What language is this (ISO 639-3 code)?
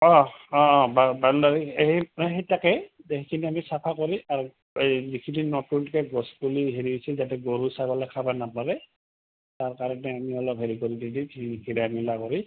asm